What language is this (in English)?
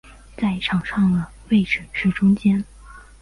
Chinese